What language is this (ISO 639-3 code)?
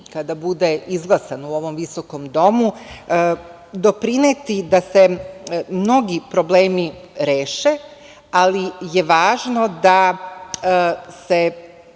srp